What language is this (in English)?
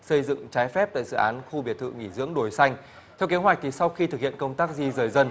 Vietnamese